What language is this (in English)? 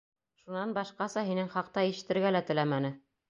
Bashkir